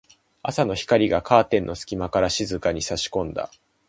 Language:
Japanese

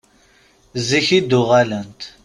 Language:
Kabyle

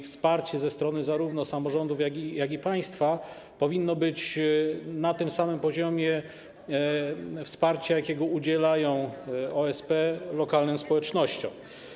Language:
Polish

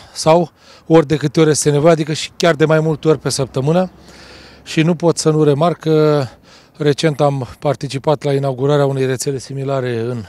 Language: Romanian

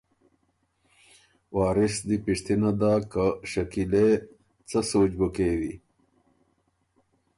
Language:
Ormuri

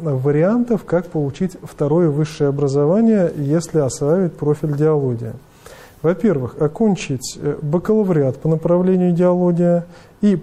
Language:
Russian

